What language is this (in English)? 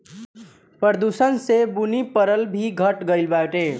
Bhojpuri